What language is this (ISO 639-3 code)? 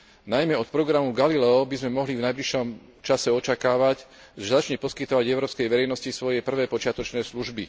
slk